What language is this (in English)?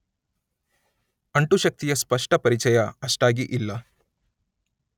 Kannada